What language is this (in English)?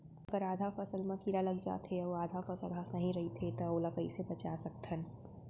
Chhattisgarhi